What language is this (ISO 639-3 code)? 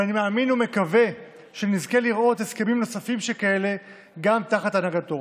heb